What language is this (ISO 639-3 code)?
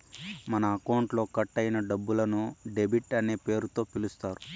tel